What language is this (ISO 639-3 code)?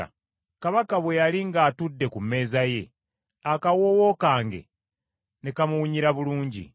lug